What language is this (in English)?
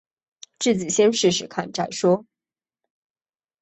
Chinese